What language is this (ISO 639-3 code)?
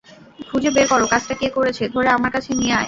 ben